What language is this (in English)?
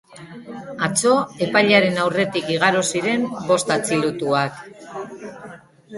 Basque